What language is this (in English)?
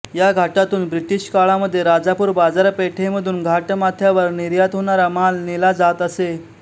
Marathi